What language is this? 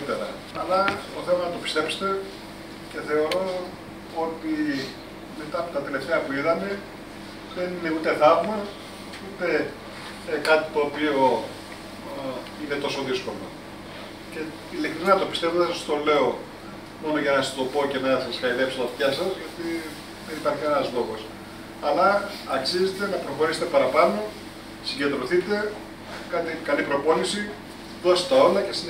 Greek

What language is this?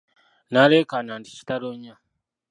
Ganda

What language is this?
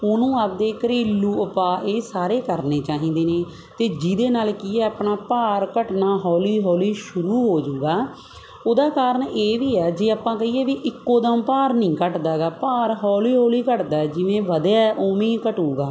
Punjabi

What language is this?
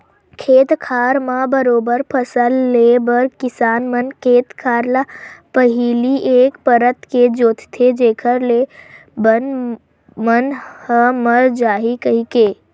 Chhattisgarhi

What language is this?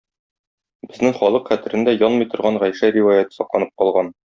Tatar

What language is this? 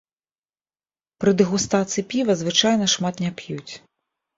Belarusian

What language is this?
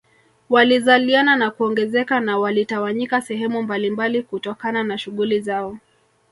Swahili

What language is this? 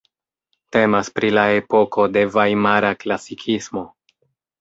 Esperanto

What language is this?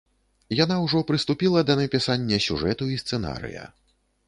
Belarusian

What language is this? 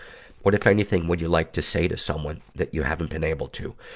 English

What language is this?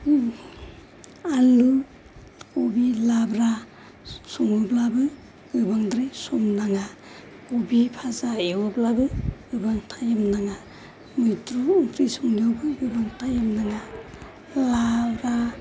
Bodo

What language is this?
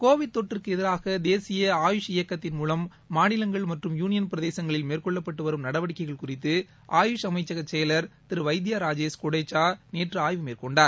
Tamil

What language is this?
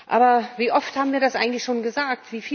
German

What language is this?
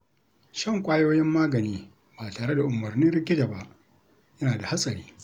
Hausa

